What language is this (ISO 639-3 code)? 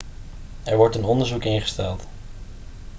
nld